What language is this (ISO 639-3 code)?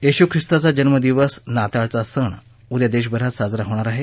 mar